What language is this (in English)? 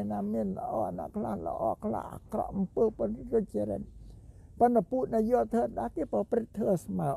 Thai